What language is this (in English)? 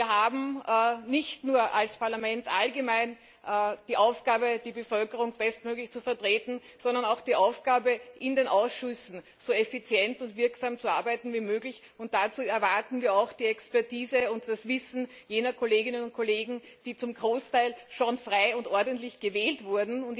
German